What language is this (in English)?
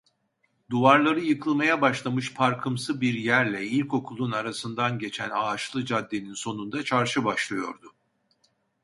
Turkish